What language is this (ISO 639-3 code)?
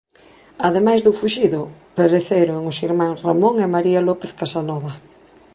glg